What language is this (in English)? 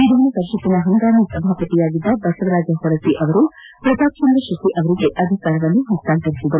Kannada